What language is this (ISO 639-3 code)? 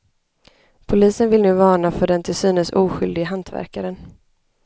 swe